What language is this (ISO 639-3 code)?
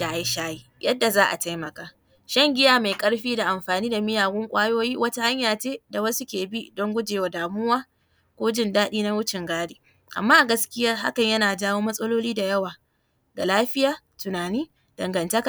hau